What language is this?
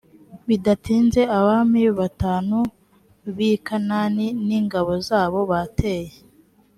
Kinyarwanda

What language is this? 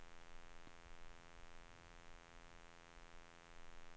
Swedish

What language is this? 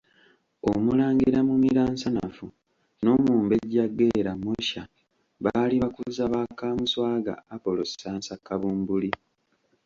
Ganda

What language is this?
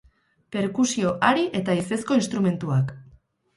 Basque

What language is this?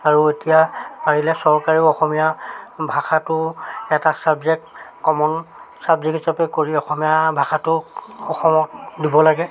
Assamese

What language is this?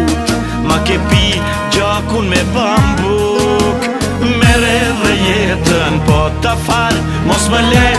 Romanian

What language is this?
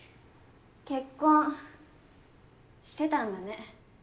Japanese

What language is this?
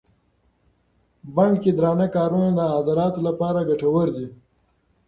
Pashto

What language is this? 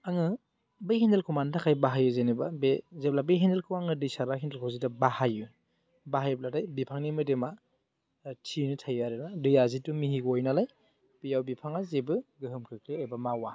Bodo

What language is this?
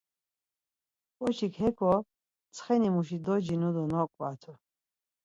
Laz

